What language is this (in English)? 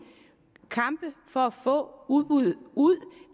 Danish